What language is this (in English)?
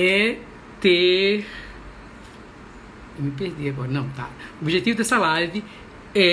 Portuguese